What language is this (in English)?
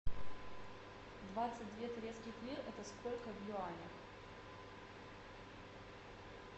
Russian